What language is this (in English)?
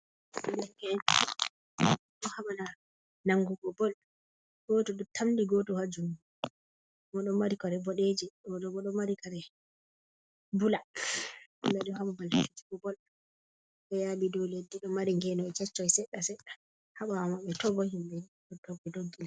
Fula